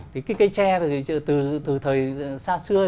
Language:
Vietnamese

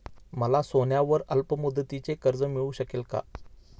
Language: Marathi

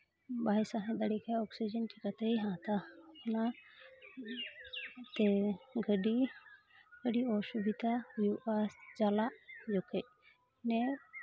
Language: Santali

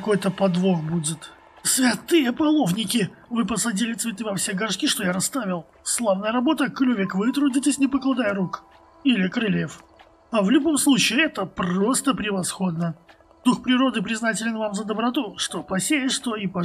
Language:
Russian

